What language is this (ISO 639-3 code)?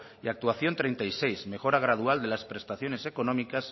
spa